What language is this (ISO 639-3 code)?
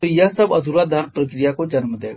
hin